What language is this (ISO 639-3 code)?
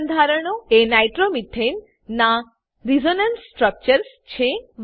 guj